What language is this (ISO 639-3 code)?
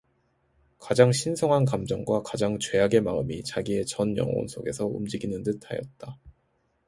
kor